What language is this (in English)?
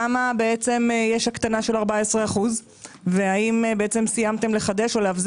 Hebrew